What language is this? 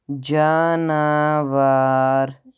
Kashmiri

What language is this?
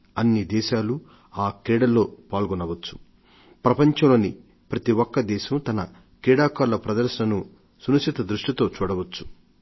Telugu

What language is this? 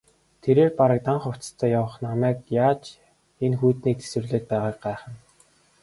Mongolian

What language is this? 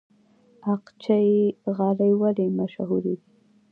Pashto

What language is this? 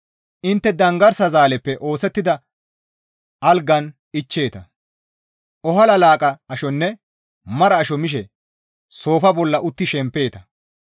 Gamo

